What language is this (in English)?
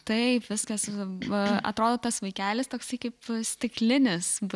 Lithuanian